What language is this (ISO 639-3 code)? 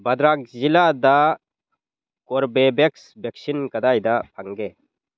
mni